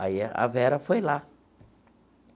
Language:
Portuguese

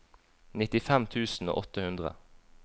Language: Norwegian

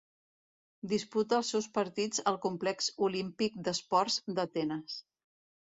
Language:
Catalan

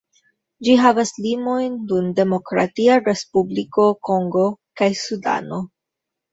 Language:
Esperanto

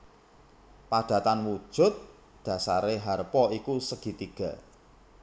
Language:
Javanese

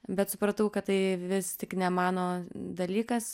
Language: Lithuanian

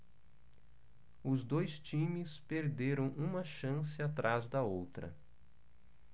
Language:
Portuguese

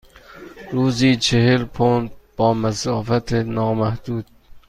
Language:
Persian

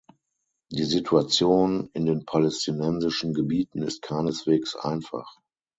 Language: German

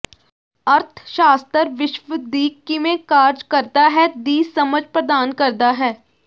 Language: Punjabi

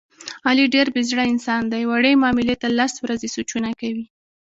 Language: Pashto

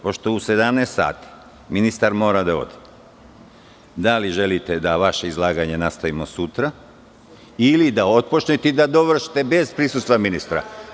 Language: Serbian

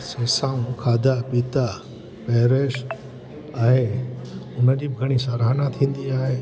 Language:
Sindhi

